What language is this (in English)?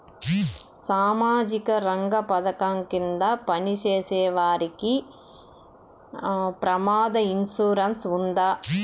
Telugu